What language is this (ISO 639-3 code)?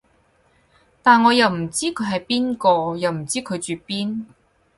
yue